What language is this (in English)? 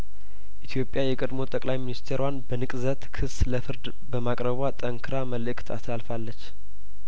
Amharic